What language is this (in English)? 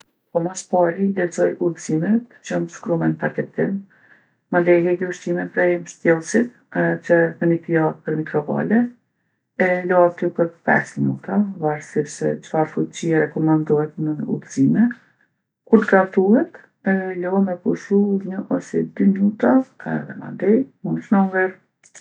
Gheg Albanian